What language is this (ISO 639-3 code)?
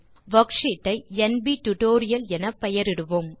tam